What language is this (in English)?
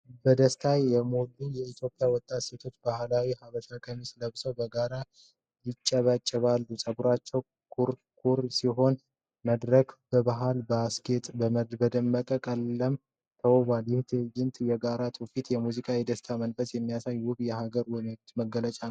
Amharic